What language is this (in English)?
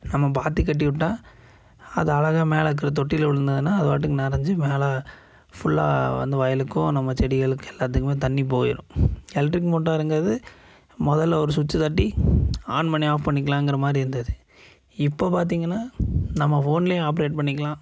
Tamil